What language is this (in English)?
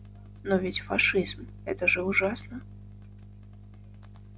Russian